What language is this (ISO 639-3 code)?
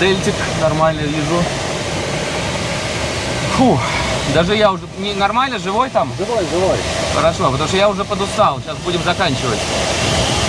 rus